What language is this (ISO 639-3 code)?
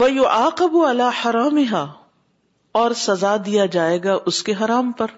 urd